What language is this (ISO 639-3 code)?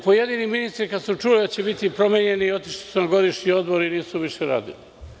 srp